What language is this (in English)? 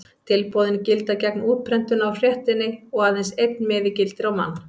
Icelandic